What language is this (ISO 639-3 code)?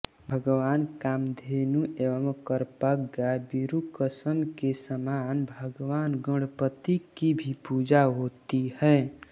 hin